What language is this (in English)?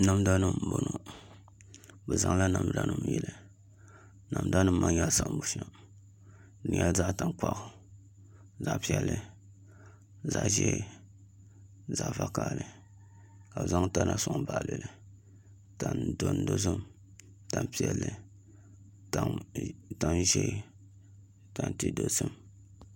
Dagbani